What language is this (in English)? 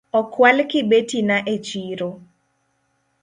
Luo (Kenya and Tanzania)